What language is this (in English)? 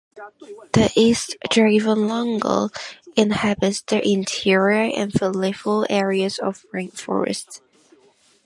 English